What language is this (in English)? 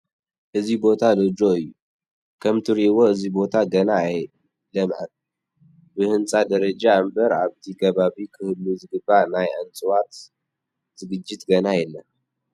Tigrinya